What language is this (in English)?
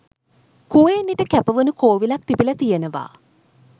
Sinhala